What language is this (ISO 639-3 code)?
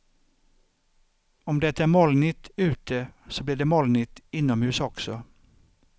swe